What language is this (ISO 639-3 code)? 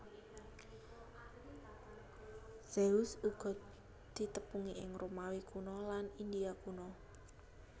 jav